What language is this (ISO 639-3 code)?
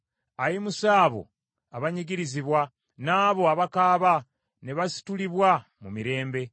lug